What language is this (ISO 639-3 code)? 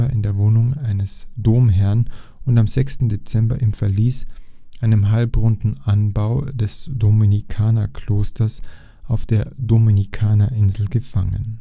deu